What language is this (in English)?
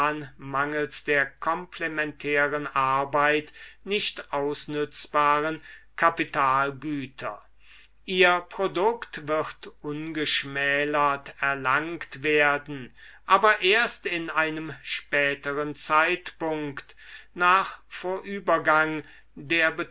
German